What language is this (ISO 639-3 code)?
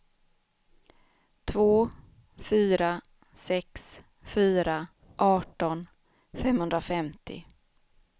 swe